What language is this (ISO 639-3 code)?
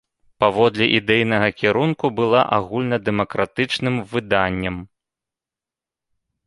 bel